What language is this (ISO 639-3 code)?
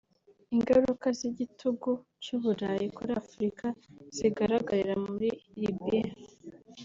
kin